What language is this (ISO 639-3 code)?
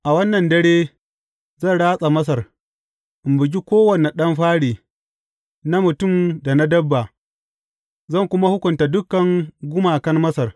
hau